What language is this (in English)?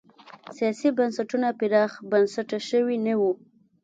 Pashto